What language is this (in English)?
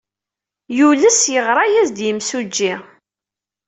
Kabyle